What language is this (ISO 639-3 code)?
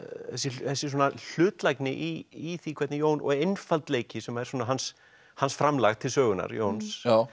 isl